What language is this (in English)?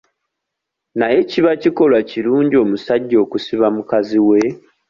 Ganda